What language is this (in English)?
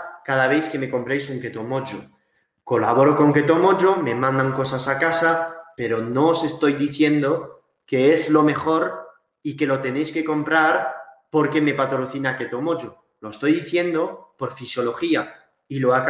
Spanish